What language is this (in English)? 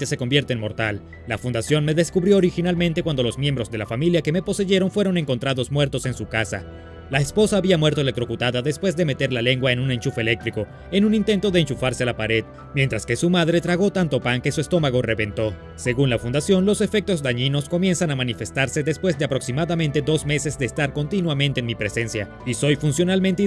Spanish